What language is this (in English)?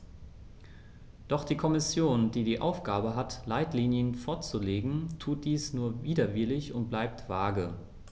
German